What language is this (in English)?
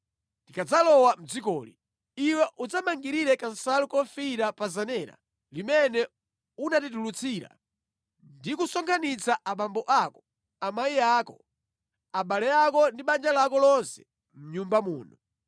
Nyanja